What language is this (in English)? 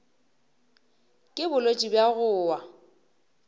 Northern Sotho